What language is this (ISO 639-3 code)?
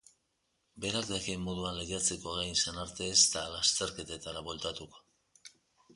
eus